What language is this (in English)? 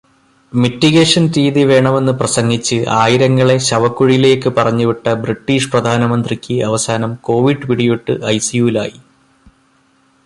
Malayalam